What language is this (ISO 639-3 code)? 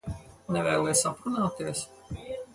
lav